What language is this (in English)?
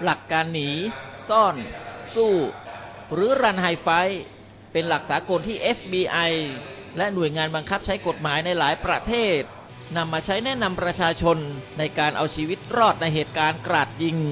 Thai